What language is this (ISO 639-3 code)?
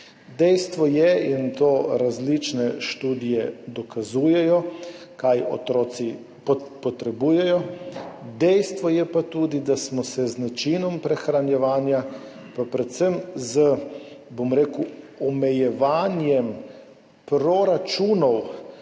slv